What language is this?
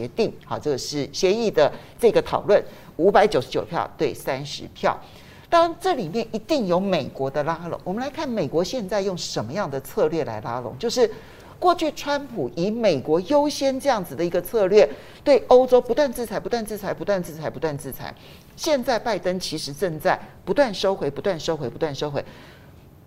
Chinese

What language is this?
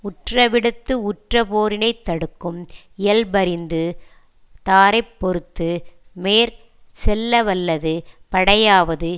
Tamil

